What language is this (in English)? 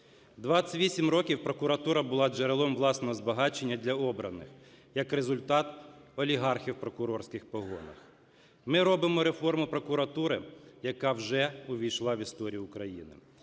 Ukrainian